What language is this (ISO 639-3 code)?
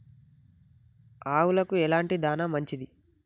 tel